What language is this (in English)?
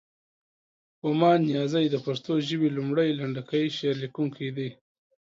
Pashto